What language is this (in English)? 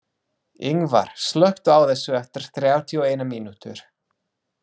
Icelandic